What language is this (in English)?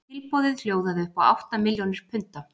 Icelandic